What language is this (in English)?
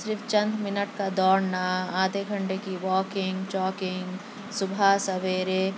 Urdu